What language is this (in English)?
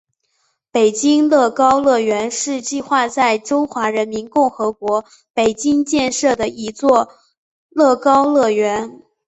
Chinese